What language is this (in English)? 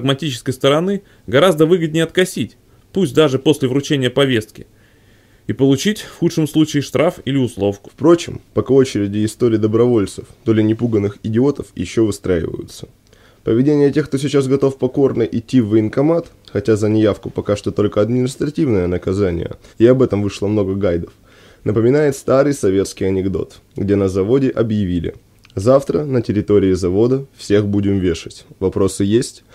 Russian